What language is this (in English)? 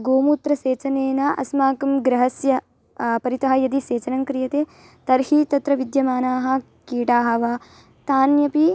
Sanskrit